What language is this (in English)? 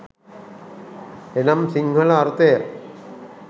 Sinhala